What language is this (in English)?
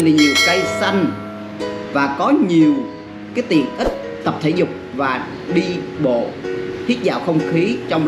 Vietnamese